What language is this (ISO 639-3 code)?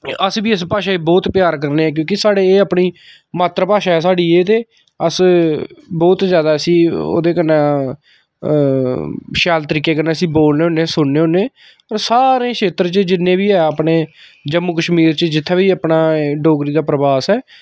doi